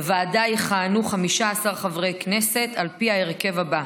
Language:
Hebrew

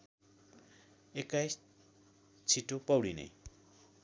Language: Nepali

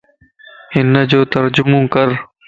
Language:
Lasi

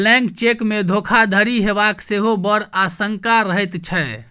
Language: Maithili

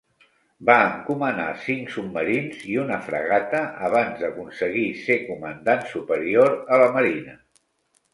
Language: Catalan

